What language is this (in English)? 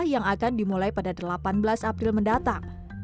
Indonesian